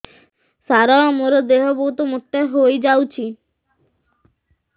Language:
Odia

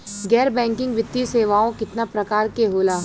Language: Bhojpuri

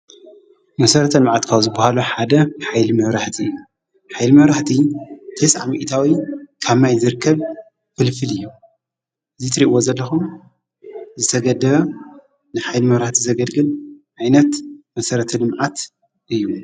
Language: Tigrinya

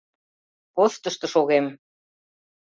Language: Mari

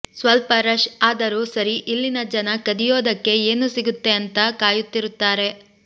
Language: Kannada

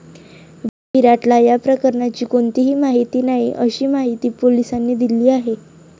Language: Marathi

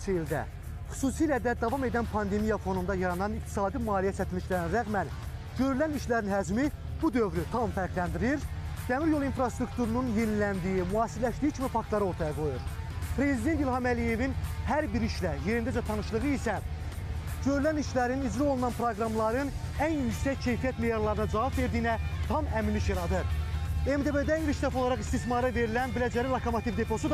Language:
Turkish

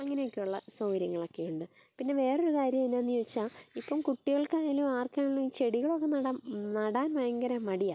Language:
Malayalam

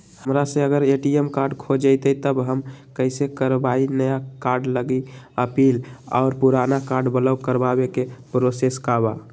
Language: Magahi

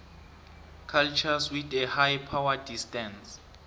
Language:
South Ndebele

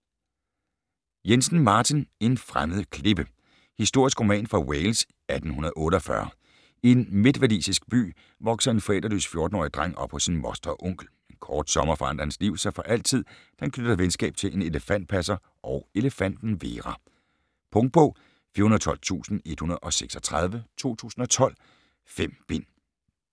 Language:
Danish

